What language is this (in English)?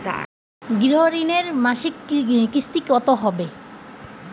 Bangla